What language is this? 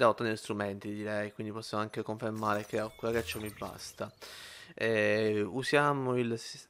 Italian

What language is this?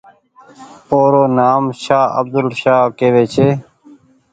Goaria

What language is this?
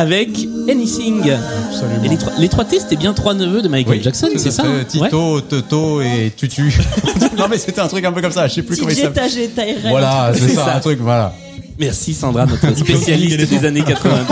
French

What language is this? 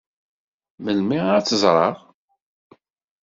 Kabyle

